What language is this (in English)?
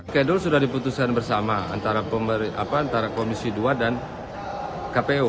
Indonesian